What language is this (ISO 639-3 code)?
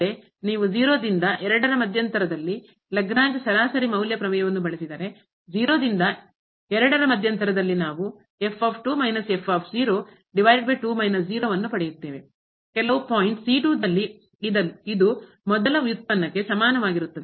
kan